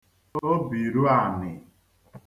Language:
Igbo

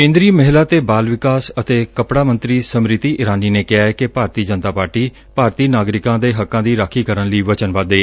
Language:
Punjabi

